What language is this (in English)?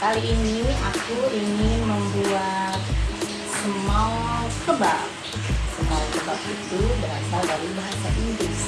Indonesian